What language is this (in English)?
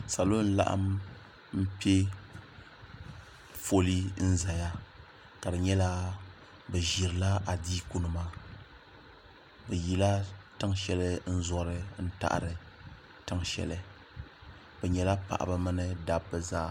Dagbani